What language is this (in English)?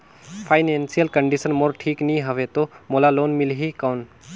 Chhattisgarhi